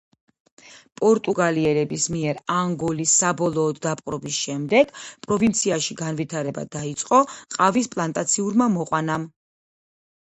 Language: Georgian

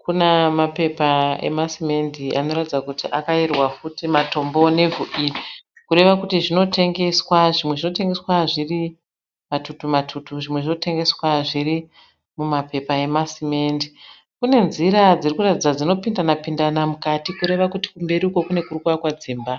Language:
Shona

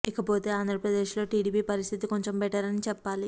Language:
Telugu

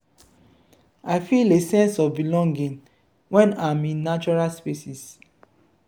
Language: Nigerian Pidgin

